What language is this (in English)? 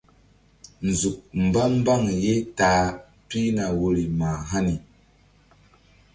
Mbum